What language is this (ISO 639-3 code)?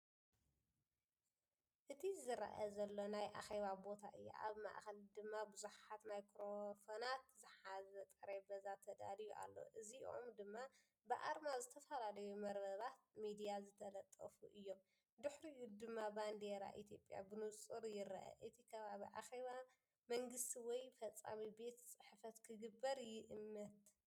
tir